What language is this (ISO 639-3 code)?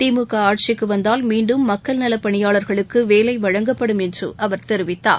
tam